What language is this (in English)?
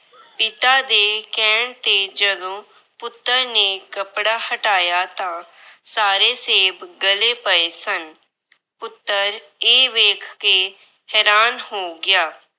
Punjabi